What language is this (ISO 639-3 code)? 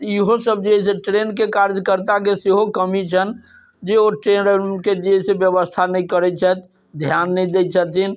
mai